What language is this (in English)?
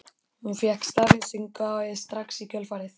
Icelandic